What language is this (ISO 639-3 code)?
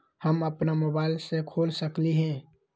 mag